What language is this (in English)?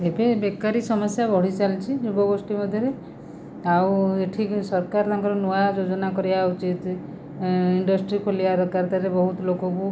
Odia